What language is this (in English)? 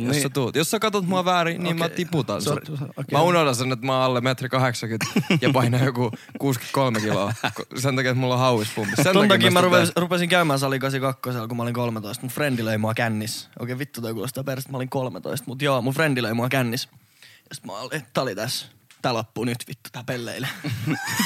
Finnish